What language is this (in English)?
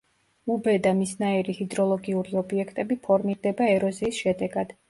Georgian